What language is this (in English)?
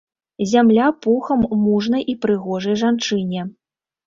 Belarusian